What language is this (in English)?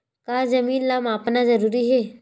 Chhattisgarhi